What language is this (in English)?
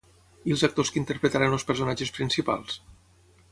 Catalan